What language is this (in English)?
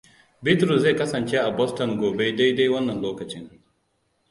Hausa